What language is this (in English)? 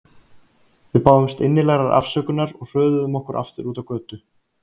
Icelandic